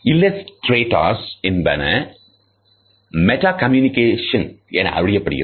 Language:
Tamil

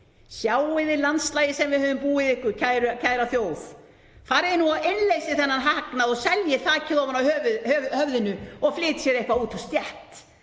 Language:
Icelandic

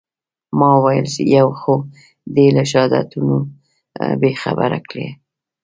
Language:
Pashto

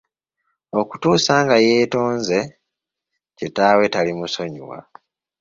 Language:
Ganda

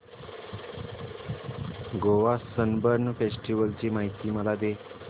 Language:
Marathi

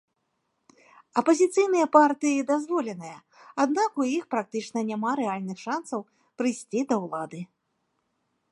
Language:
Belarusian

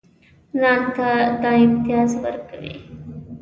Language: Pashto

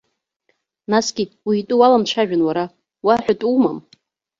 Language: Abkhazian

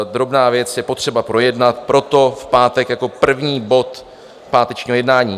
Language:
Czech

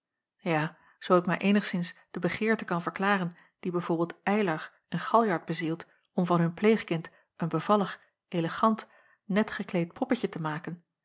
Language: Dutch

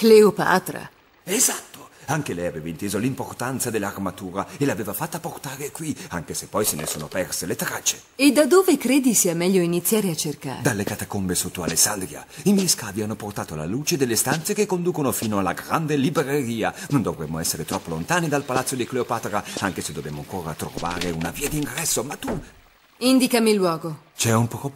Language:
Italian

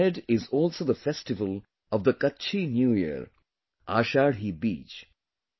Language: English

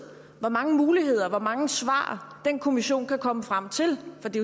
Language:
Danish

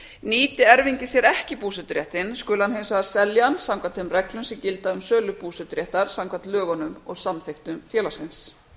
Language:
Icelandic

